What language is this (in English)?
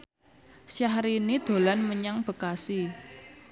Javanese